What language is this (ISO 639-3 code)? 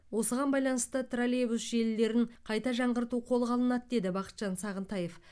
kaz